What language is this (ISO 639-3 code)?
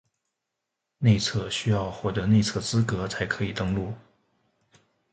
zho